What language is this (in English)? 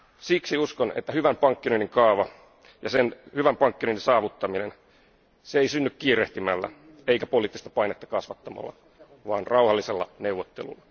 Finnish